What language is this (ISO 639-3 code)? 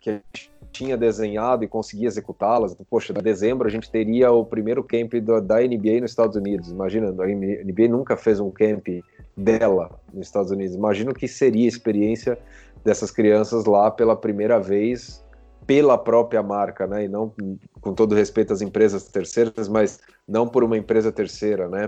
por